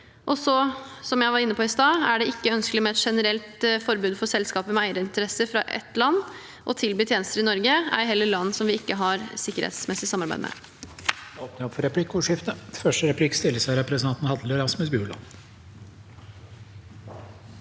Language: Norwegian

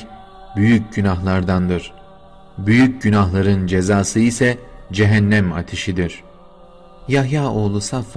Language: Turkish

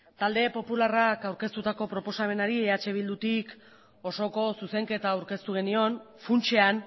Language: Basque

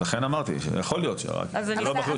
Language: Hebrew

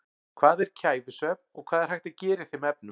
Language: Icelandic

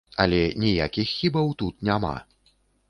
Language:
Belarusian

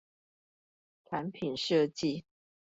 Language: Chinese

